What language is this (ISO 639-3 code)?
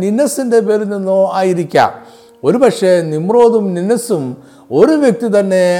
mal